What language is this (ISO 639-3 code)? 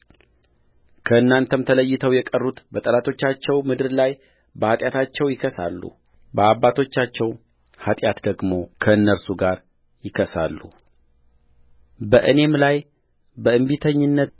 amh